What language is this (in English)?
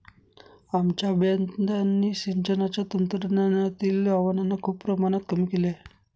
Marathi